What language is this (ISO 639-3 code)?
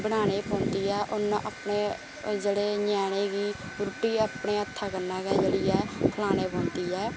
doi